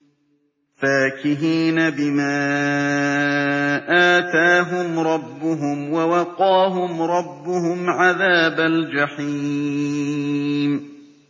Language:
Arabic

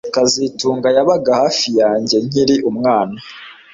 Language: Kinyarwanda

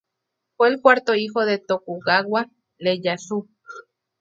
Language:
Spanish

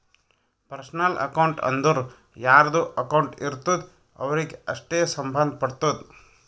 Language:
Kannada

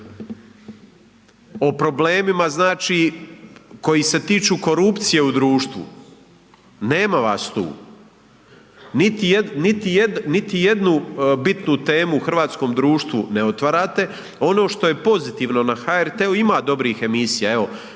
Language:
Croatian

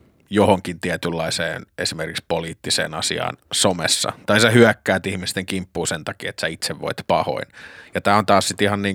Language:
Finnish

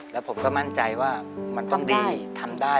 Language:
Thai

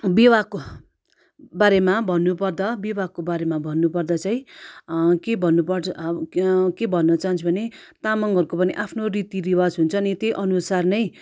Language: Nepali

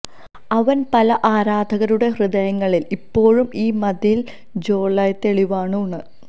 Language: Malayalam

